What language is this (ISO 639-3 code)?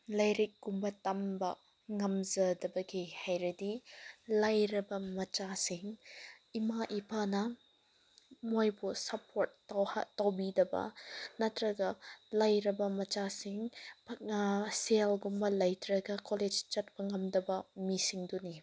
mni